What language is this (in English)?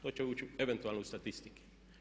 Croatian